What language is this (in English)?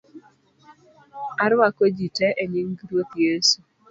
Luo (Kenya and Tanzania)